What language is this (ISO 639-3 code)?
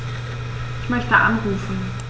deu